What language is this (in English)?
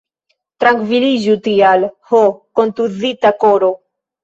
Esperanto